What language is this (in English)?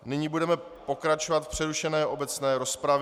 Czech